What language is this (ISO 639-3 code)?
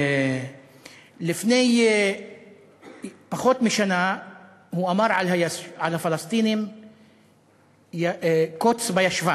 heb